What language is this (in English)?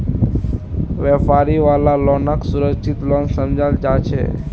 Magahi